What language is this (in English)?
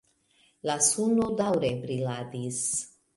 Esperanto